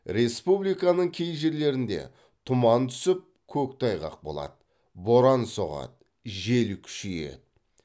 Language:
Kazakh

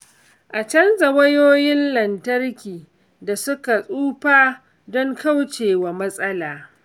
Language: Hausa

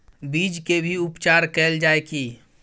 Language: Maithili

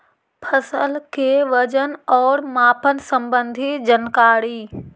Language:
Magahi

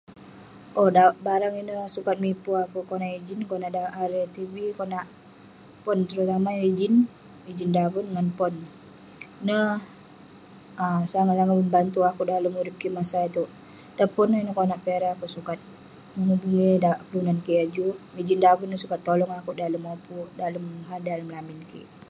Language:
Western Penan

